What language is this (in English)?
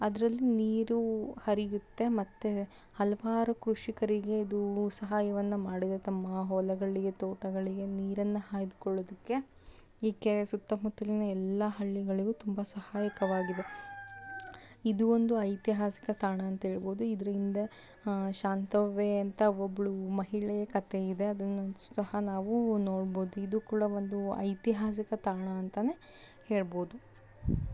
Kannada